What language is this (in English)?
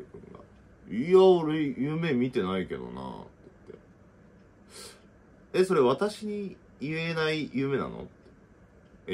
Japanese